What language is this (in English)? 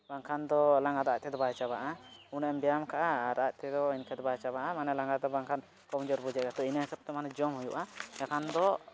Santali